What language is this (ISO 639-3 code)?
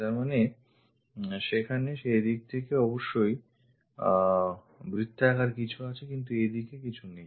ben